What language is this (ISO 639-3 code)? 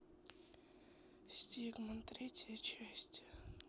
rus